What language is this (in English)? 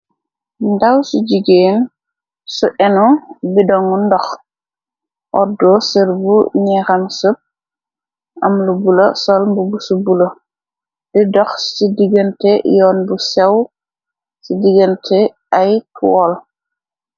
Wolof